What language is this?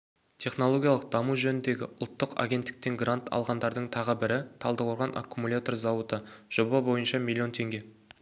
Kazakh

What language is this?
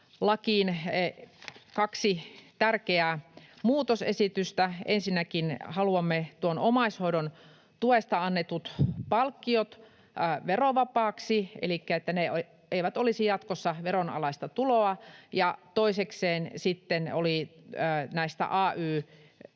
Finnish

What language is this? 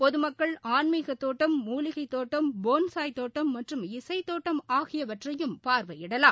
Tamil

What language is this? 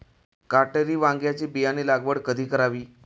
Marathi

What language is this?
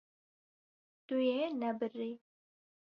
Kurdish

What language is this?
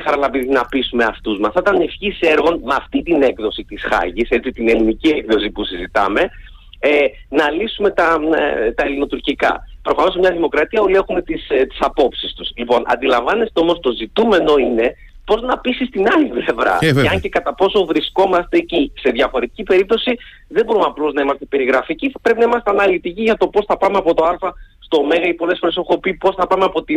Greek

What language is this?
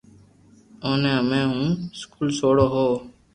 Loarki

